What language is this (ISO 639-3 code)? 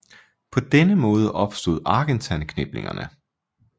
dan